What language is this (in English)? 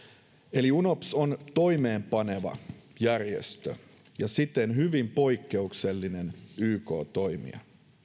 Finnish